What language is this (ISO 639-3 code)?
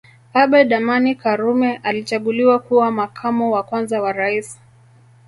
swa